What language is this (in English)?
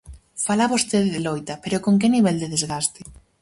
Galician